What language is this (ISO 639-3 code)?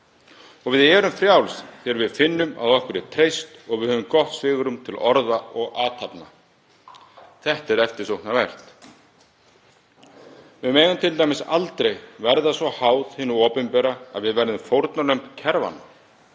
isl